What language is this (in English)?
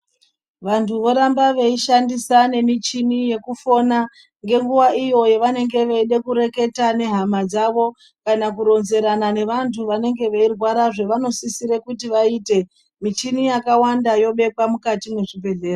Ndau